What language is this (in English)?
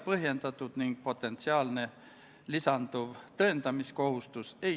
Estonian